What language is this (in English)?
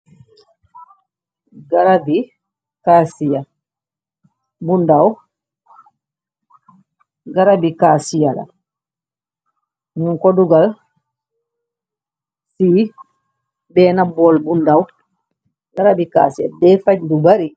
Wolof